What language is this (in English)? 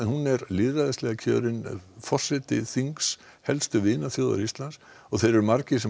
Icelandic